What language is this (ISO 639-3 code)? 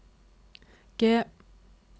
nor